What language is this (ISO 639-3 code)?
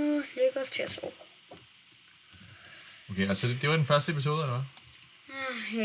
dan